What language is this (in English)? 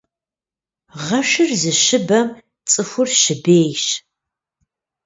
Kabardian